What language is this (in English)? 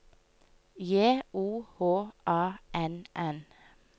Norwegian